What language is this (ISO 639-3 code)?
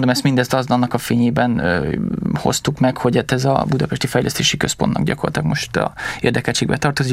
hun